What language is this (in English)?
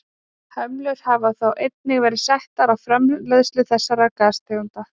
Icelandic